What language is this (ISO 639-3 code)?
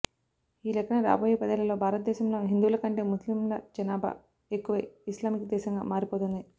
tel